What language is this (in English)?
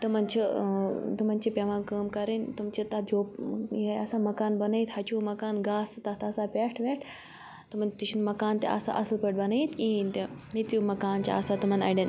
Kashmiri